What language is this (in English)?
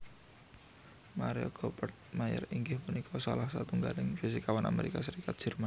Javanese